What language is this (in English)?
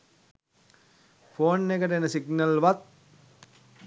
Sinhala